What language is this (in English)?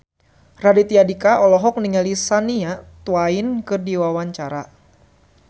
Sundanese